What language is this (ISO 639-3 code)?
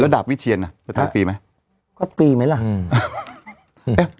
tha